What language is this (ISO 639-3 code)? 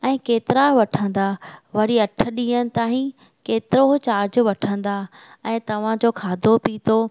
snd